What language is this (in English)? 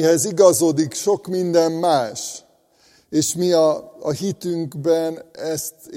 Hungarian